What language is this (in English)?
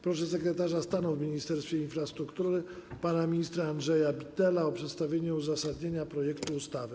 Polish